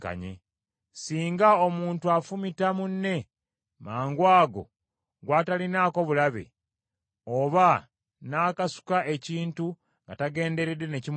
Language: Ganda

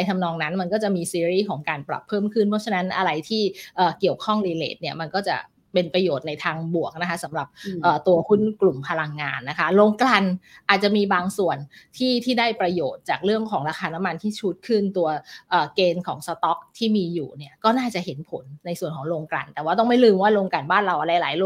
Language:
Thai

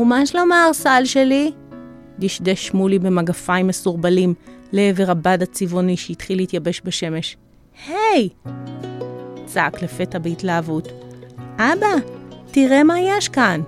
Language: Hebrew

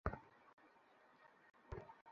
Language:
Bangla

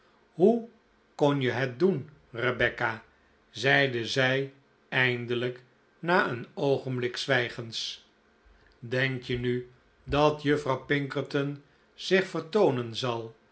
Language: Dutch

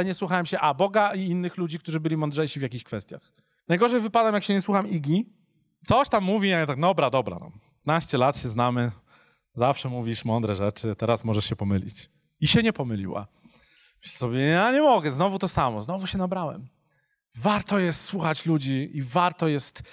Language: Polish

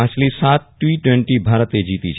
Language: Gujarati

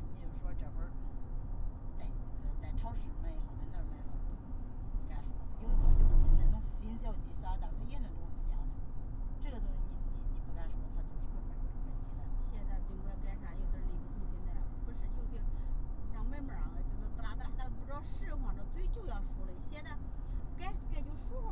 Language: Chinese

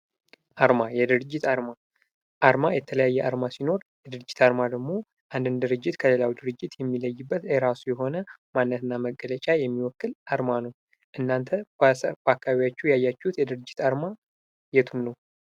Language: Amharic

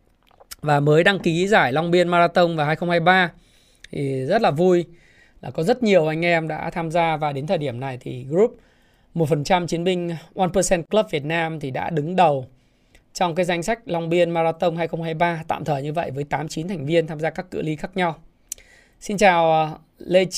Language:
Vietnamese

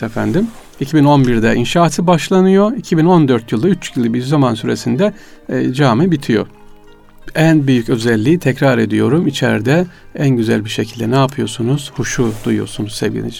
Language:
Turkish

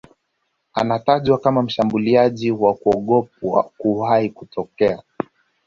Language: Swahili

